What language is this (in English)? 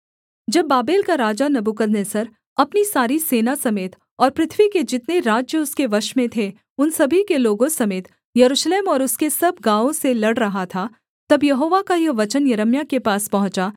Hindi